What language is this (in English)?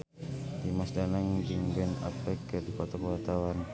Sundanese